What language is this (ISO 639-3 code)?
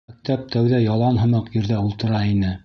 bak